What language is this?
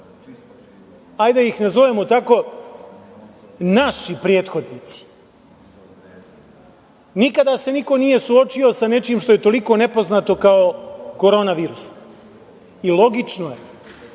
Serbian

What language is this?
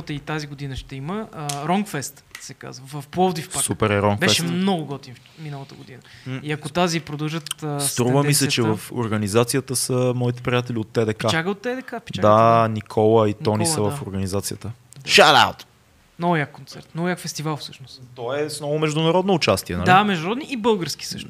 Bulgarian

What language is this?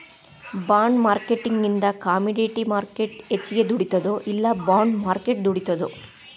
Kannada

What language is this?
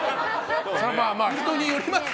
Japanese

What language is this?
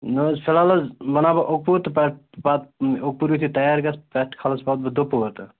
Kashmiri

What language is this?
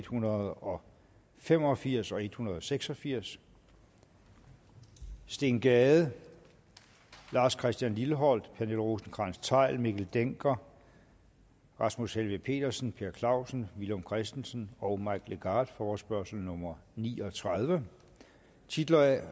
Danish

